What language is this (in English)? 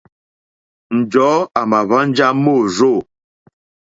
Mokpwe